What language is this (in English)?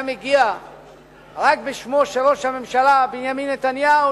Hebrew